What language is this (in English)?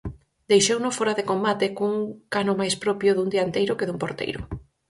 Galician